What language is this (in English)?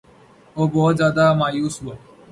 Urdu